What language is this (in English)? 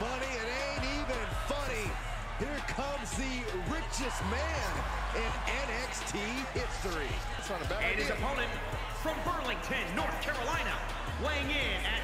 French